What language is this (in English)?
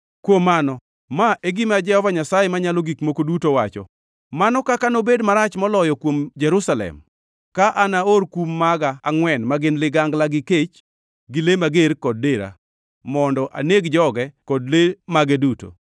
Luo (Kenya and Tanzania)